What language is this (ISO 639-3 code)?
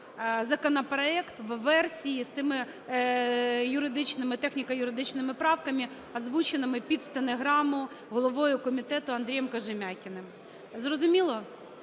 ukr